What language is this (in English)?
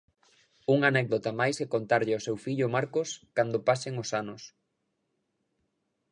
Galician